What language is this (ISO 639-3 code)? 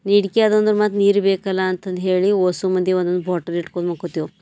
kan